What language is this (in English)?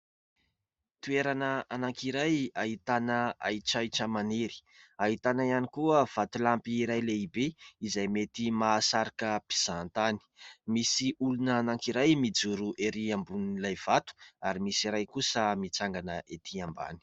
Malagasy